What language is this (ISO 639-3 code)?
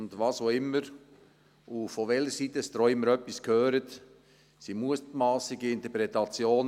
gsw